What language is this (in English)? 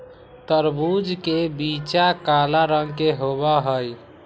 Magahi